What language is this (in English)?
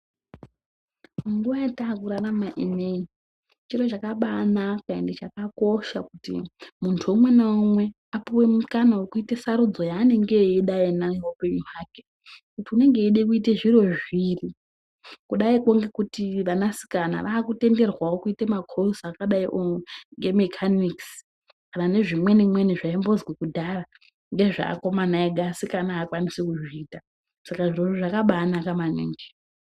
Ndau